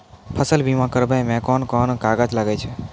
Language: Maithili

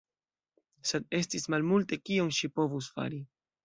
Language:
Esperanto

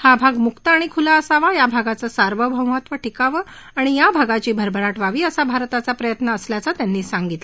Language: Marathi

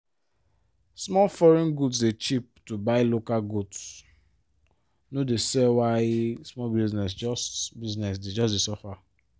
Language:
Nigerian Pidgin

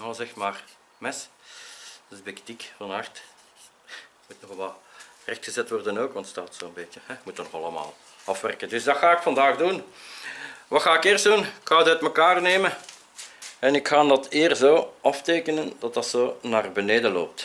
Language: Dutch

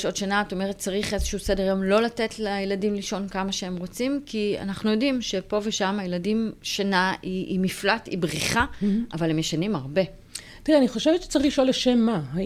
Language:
Hebrew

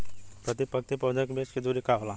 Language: Bhojpuri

